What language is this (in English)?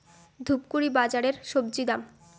Bangla